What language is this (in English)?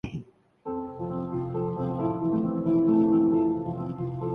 Urdu